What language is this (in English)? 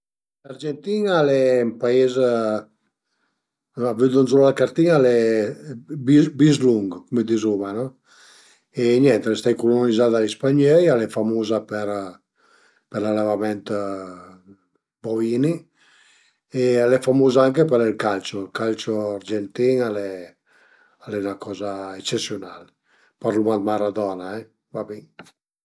Piedmontese